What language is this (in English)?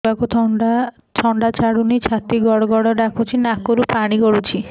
Odia